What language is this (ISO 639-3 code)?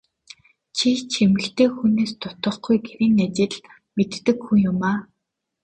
mon